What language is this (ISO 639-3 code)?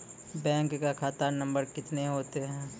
mai